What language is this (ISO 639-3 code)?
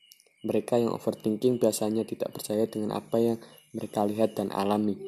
ind